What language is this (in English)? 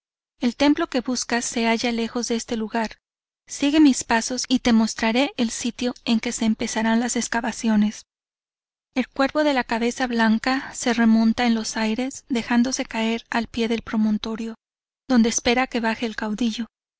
Spanish